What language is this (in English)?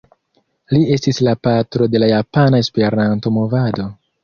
Esperanto